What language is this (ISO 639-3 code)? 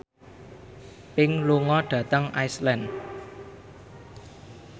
jav